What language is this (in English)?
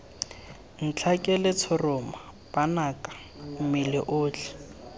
Tswana